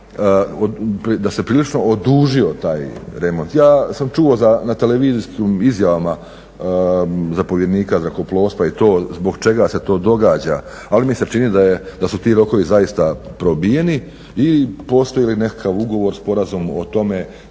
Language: Croatian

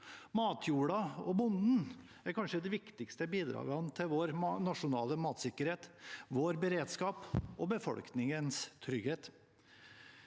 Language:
Norwegian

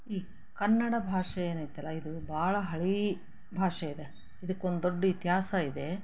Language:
Kannada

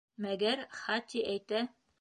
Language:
Bashkir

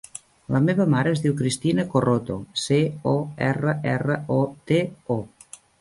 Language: Catalan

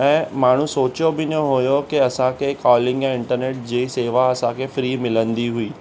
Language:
Sindhi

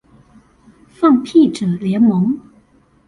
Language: Chinese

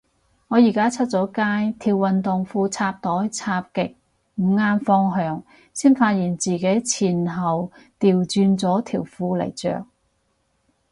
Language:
Cantonese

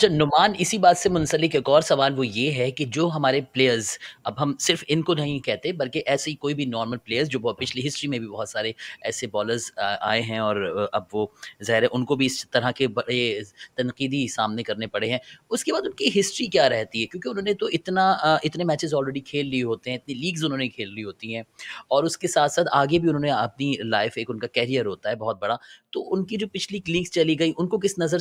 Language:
Hindi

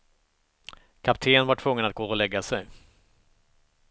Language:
Swedish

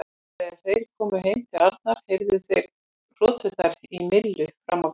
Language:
Icelandic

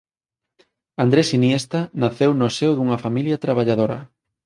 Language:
Galician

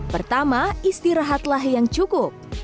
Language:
Indonesian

